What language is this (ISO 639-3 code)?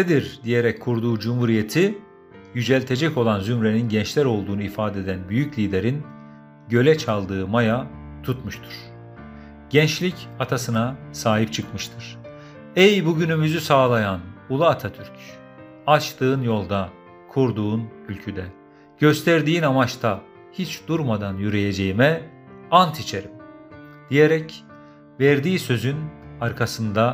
tur